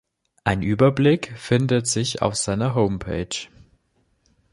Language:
German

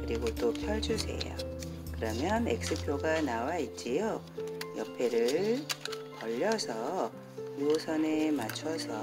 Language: Korean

